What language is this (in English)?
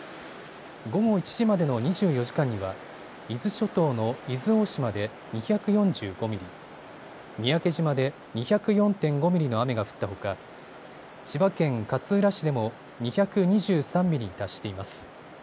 Japanese